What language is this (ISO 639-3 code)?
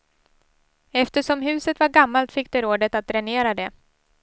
swe